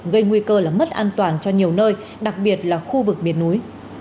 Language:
Vietnamese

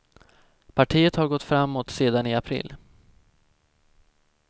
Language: Swedish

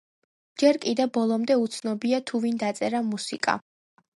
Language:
Georgian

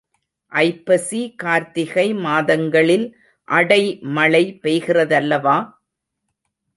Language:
Tamil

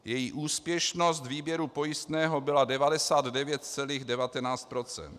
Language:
Czech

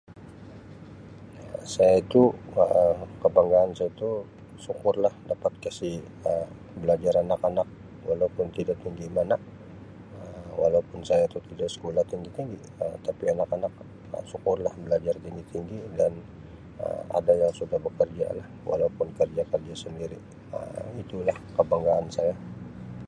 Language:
Sabah Malay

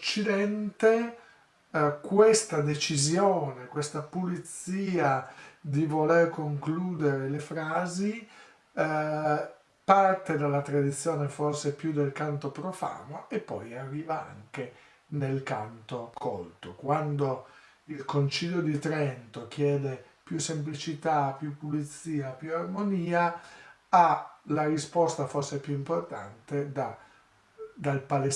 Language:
Italian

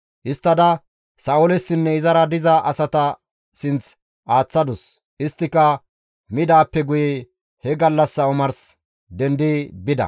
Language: Gamo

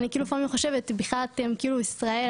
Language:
Hebrew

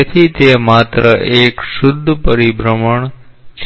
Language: Gujarati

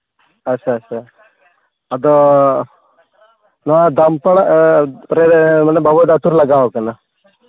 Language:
Santali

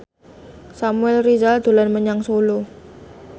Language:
Javanese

